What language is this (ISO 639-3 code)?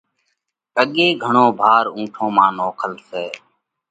kvx